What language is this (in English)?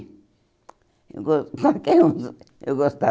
Portuguese